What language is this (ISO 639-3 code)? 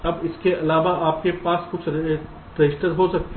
hin